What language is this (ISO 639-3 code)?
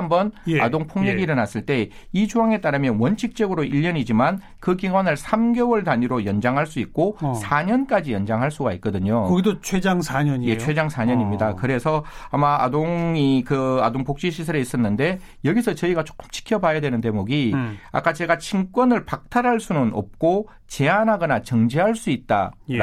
kor